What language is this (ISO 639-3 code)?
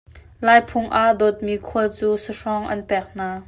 cnh